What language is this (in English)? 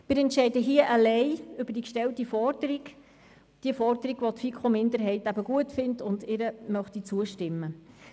Swiss German